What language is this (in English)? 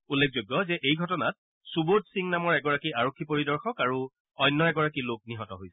Assamese